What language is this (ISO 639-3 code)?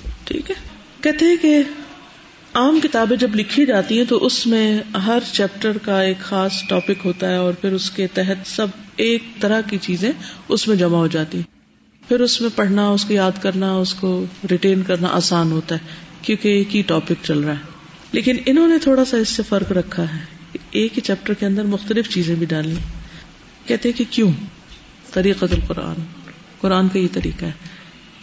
urd